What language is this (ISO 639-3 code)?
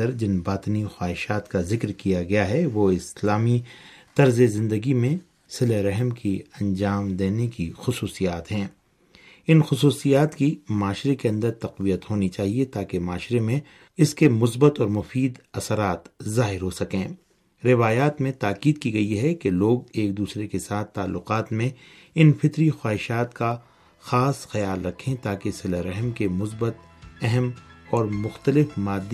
urd